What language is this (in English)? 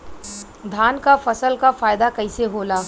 Bhojpuri